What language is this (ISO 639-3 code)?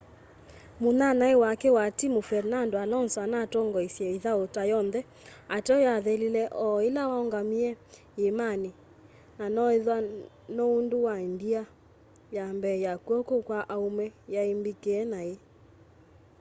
kam